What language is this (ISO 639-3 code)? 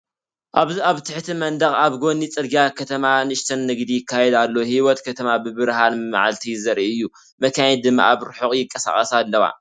tir